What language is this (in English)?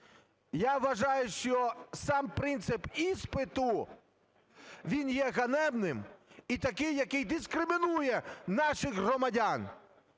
Ukrainian